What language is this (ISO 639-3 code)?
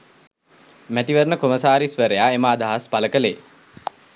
sin